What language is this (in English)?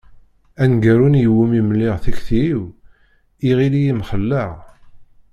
Kabyle